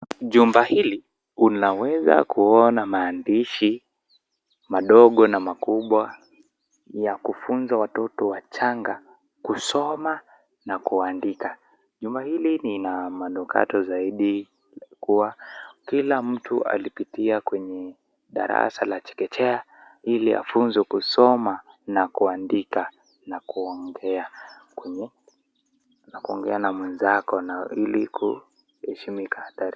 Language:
Swahili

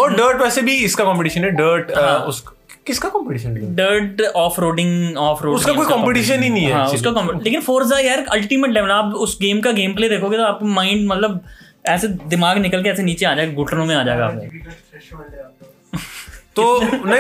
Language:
Hindi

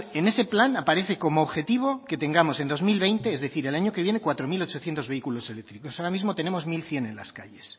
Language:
Spanish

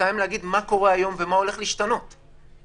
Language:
Hebrew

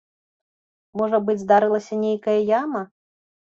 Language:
Belarusian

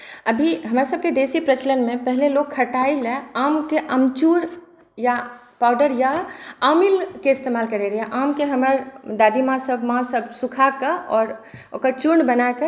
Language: Maithili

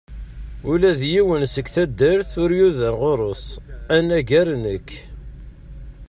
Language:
Kabyle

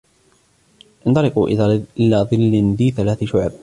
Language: Arabic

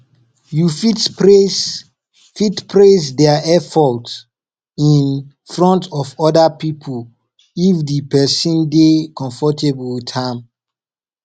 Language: Nigerian Pidgin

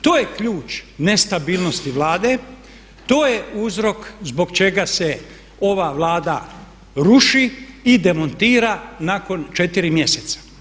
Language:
Croatian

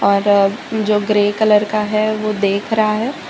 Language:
Hindi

